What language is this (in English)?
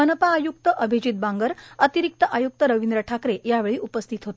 Marathi